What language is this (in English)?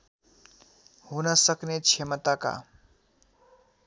Nepali